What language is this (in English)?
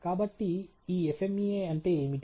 Telugu